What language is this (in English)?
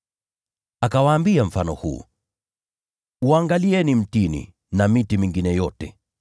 Swahili